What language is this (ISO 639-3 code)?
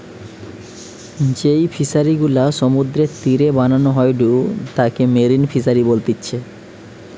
ben